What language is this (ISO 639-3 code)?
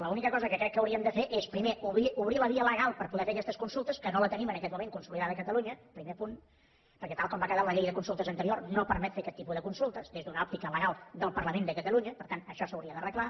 cat